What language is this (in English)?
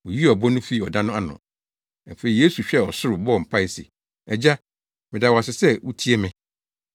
Akan